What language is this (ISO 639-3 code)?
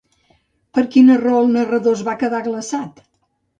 cat